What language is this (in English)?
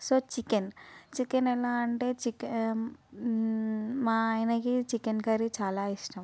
Telugu